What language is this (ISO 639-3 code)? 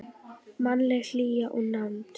isl